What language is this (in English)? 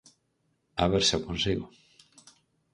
Galician